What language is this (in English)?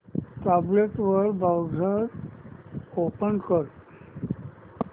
Marathi